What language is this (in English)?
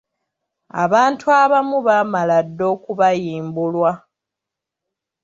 Ganda